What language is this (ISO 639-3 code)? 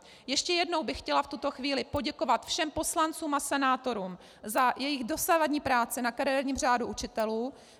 ces